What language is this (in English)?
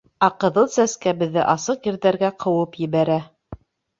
Bashkir